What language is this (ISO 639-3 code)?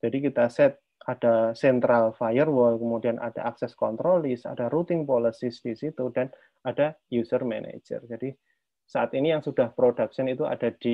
ind